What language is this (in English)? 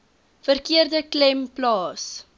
Afrikaans